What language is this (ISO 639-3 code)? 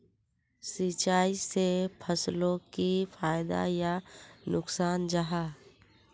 mag